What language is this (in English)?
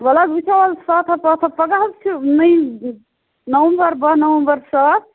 Kashmiri